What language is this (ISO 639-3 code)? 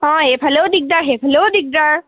asm